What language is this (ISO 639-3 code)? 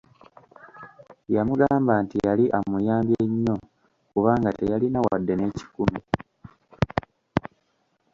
lug